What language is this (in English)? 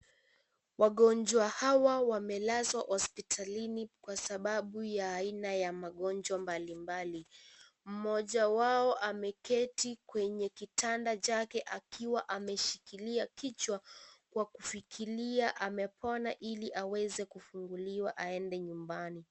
Swahili